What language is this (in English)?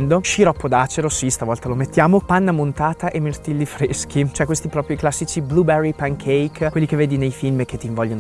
Italian